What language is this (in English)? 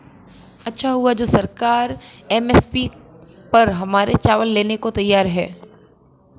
Hindi